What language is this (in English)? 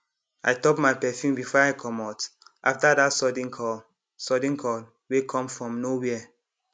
Nigerian Pidgin